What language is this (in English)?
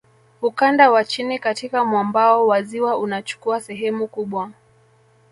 Swahili